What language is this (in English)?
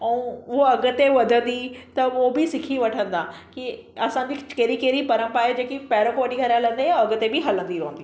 Sindhi